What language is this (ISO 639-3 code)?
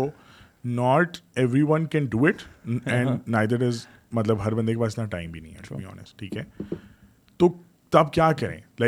urd